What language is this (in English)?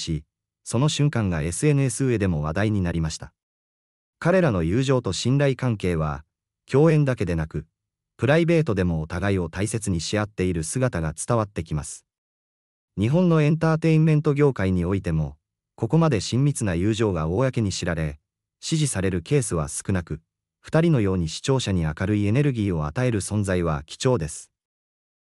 Japanese